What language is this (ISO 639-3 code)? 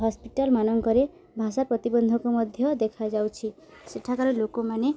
ori